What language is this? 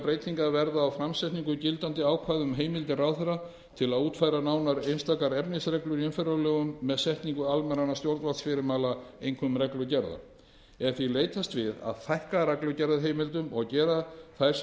Icelandic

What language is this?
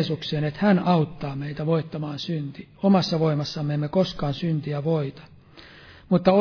Finnish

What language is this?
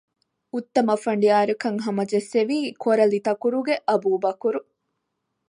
Divehi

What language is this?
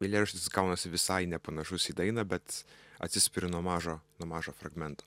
Lithuanian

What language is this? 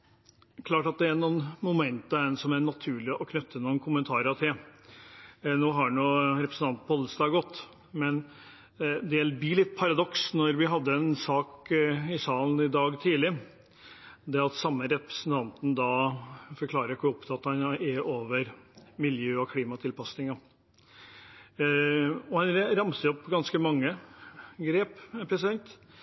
Norwegian Bokmål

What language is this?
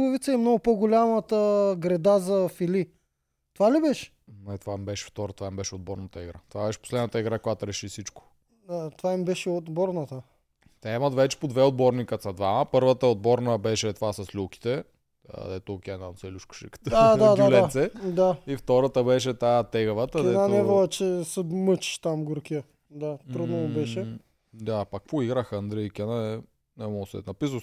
Bulgarian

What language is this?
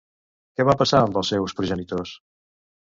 Catalan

